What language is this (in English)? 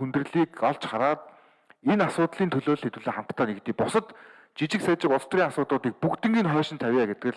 Turkish